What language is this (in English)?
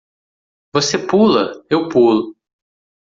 Portuguese